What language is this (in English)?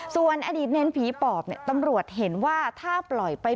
Thai